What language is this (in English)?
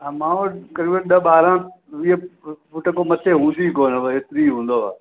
Sindhi